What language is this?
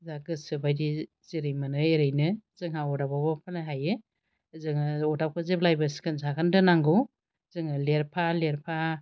Bodo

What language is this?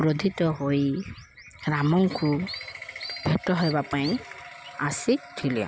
Odia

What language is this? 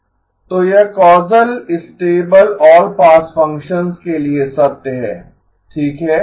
Hindi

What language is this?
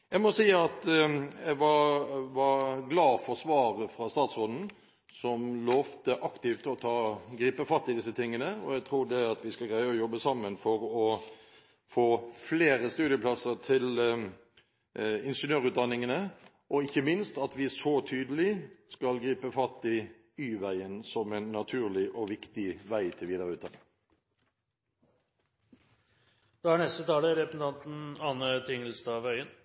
Norwegian Bokmål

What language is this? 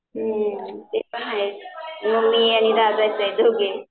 Marathi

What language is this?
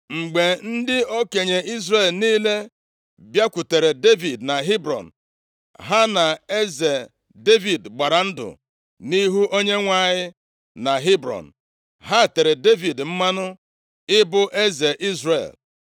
Igbo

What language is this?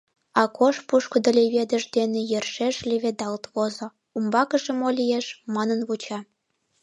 Mari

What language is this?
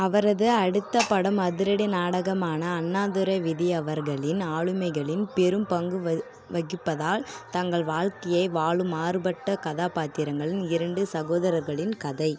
Tamil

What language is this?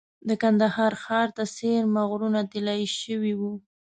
Pashto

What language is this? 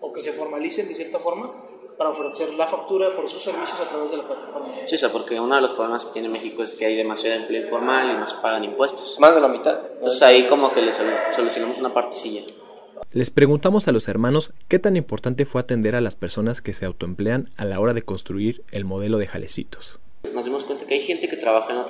Spanish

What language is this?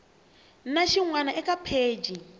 Tsonga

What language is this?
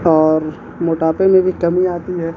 Urdu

